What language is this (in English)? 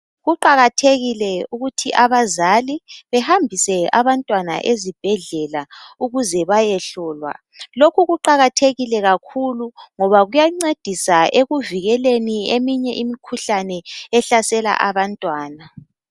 North Ndebele